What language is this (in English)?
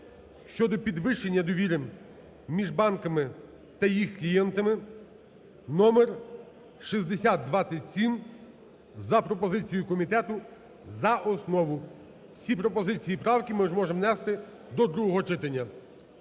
Ukrainian